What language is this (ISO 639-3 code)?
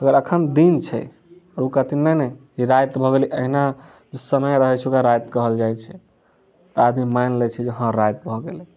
mai